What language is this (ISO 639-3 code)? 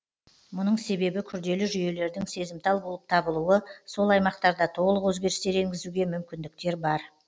kaz